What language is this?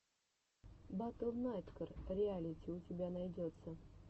Russian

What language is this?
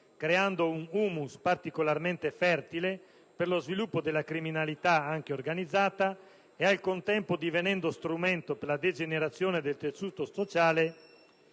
Italian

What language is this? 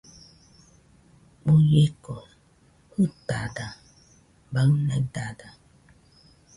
Nüpode Huitoto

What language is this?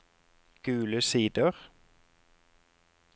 Norwegian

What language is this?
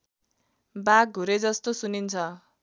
Nepali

